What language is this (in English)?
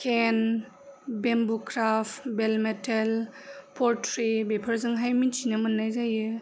Bodo